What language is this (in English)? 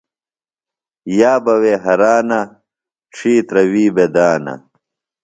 Phalura